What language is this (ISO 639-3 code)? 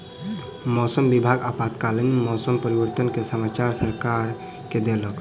mai